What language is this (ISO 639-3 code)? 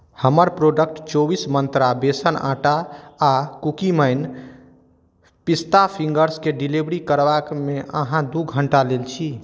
mai